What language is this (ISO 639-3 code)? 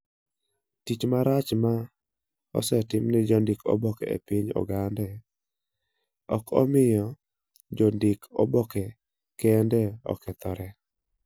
luo